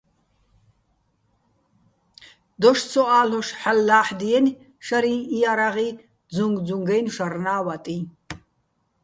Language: Bats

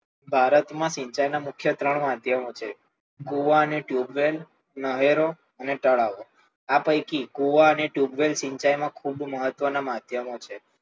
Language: Gujarati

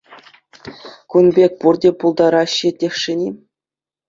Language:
Chuvash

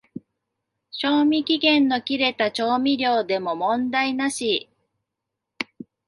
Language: Japanese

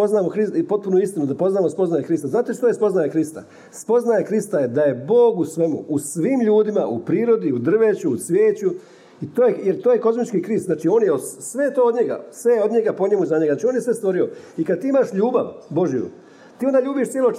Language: Croatian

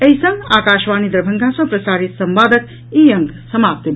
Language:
Maithili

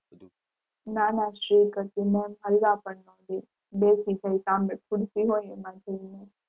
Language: Gujarati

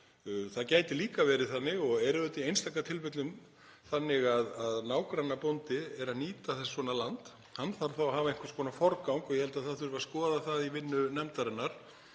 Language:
Icelandic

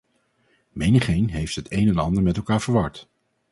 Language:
Dutch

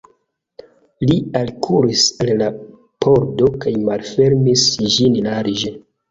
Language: Esperanto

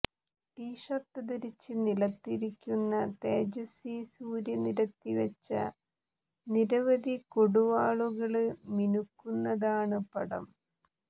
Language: Malayalam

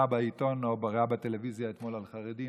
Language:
Hebrew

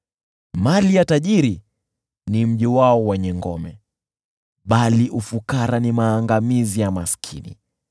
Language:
Swahili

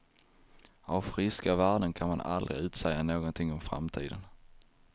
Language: Swedish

